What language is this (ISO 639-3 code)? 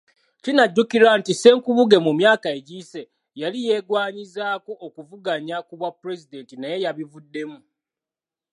lug